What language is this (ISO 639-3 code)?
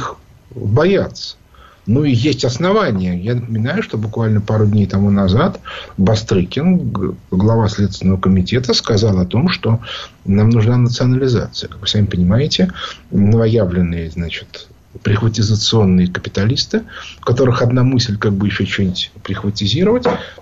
rus